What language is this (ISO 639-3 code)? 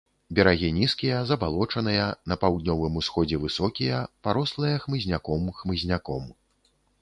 bel